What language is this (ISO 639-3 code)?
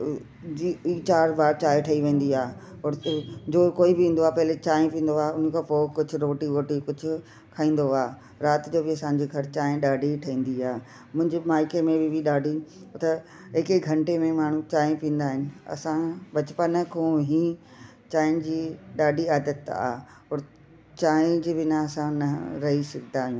snd